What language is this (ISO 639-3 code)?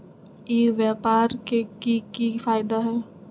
mag